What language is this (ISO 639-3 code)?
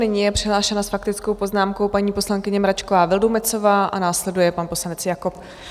ces